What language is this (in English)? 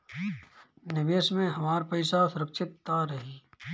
Bhojpuri